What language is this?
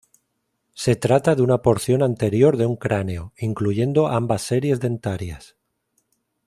Spanish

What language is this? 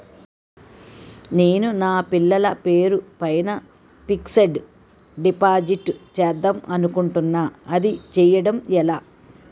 Telugu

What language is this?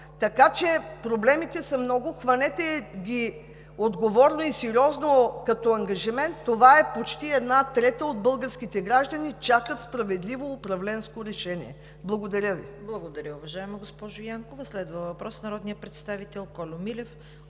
Bulgarian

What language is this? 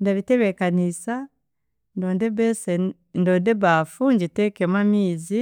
Chiga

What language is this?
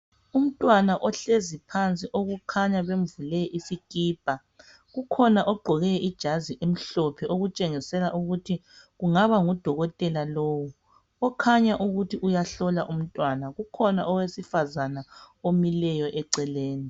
North Ndebele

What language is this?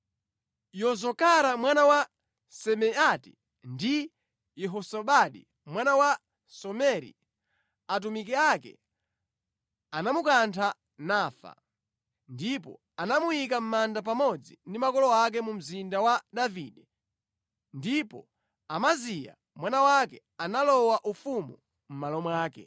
Nyanja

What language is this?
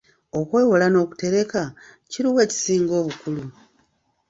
Ganda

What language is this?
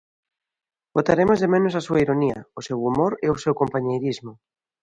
Galician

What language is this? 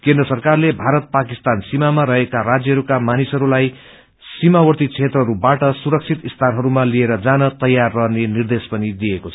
Nepali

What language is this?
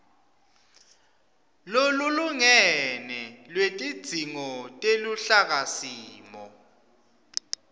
Swati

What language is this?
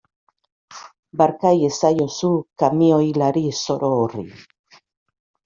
Basque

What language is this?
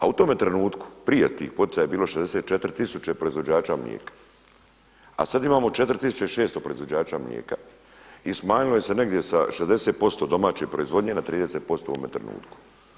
Croatian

